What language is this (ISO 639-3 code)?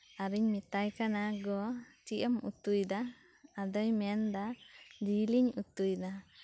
sat